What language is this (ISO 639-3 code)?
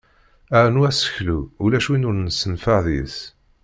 kab